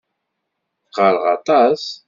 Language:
Kabyle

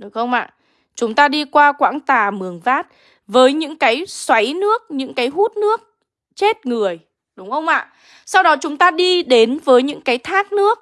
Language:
Vietnamese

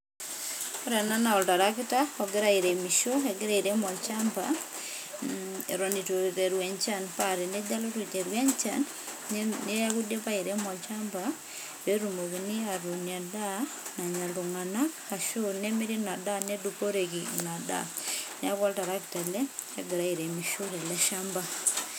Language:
Masai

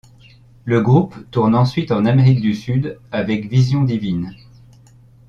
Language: French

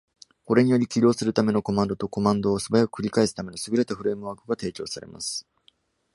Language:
Japanese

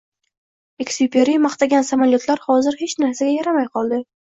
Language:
Uzbek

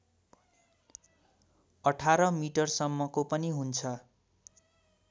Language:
Nepali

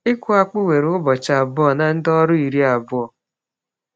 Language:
Igbo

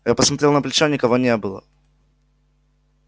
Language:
Russian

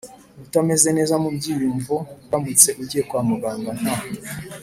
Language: Kinyarwanda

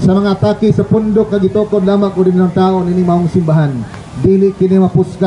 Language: Filipino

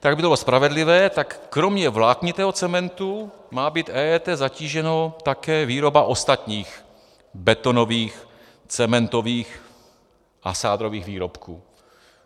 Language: Czech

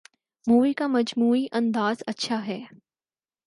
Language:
Urdu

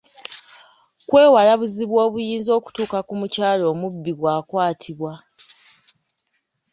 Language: Ganda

